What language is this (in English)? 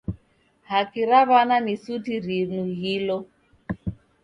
Taita